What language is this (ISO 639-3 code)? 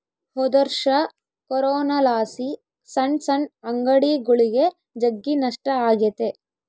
kan